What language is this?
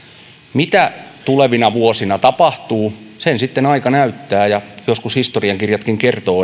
Finnish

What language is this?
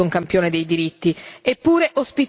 Italian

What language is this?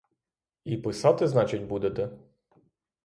Ukrainian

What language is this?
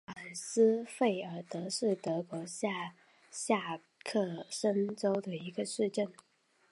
Chinese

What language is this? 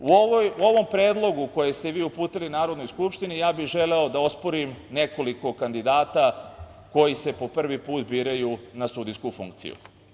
Serbian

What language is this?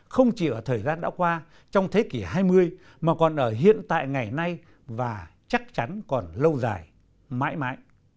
Vietnamese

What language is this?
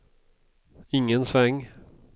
Swedish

